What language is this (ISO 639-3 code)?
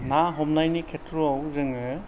brx